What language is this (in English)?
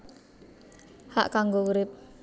Javanese